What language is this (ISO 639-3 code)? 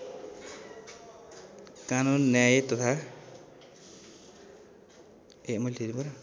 nep